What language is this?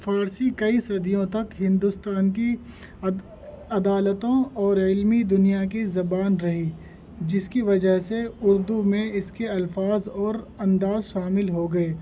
Urdu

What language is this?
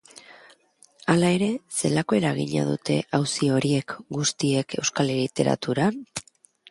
Basque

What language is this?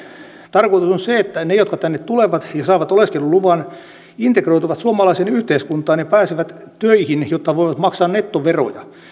Finnish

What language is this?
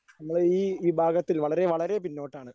Malayalam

